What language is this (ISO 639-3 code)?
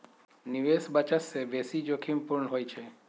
mag